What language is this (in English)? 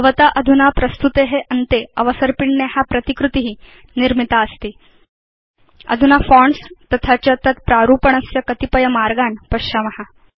Sanskrit